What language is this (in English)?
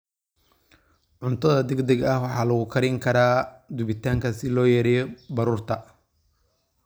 Somali